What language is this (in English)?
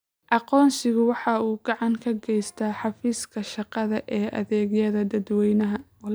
Somali